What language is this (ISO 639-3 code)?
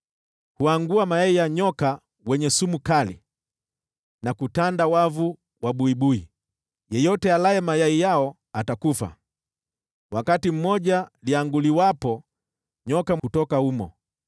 swa